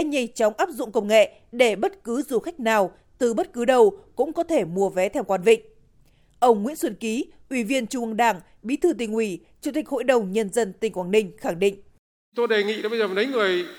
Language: Vietnamese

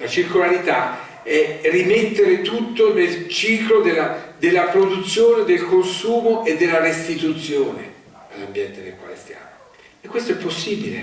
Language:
Italian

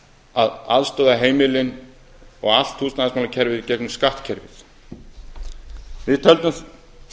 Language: Icelandic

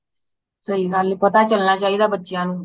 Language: Punjabi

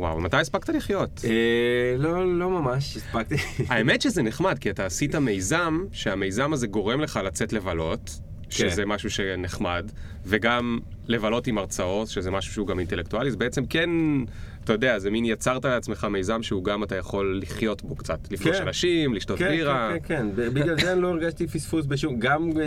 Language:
Hebrew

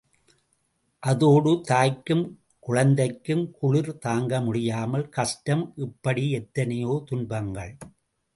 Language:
Tamil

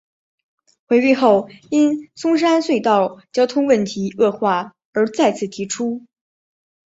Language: Chinese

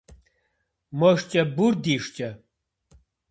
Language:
Kabardian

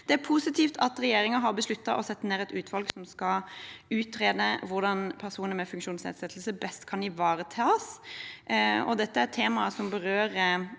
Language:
Norwegian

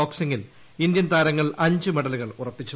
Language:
Malayalam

